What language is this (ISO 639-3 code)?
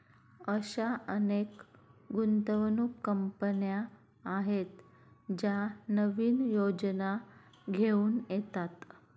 mar